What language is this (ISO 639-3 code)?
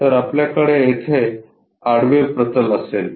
mar